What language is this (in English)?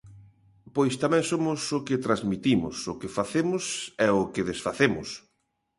Galician